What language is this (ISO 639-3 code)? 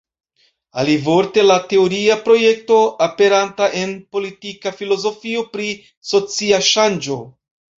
epo